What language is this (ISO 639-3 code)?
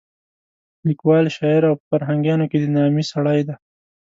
pus